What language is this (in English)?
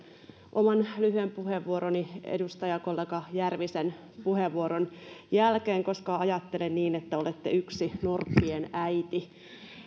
Finnish